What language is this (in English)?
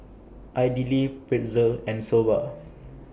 English